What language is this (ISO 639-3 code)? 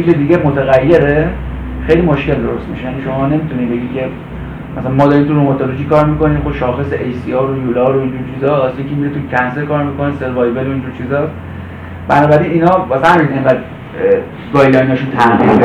fas